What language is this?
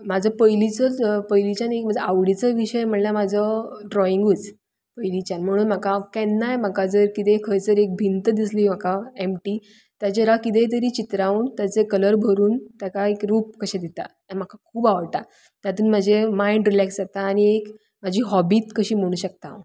Konkani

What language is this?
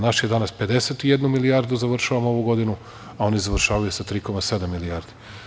Serbian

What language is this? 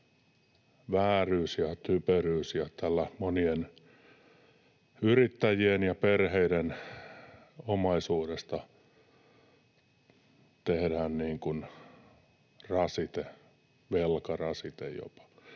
Finnish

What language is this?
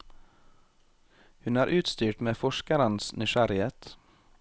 Norwegian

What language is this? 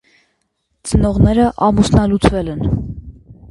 Armenian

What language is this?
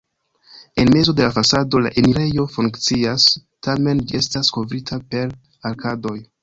Esperanto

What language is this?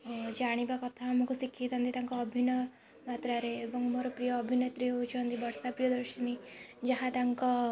Odia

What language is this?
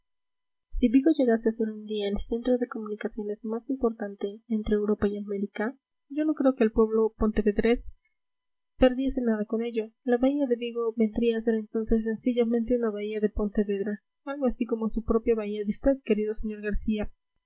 Spanish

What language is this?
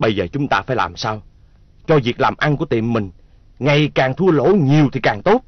Vietnamese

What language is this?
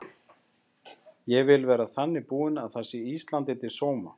Icelandic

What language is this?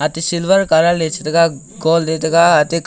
Wancho Naga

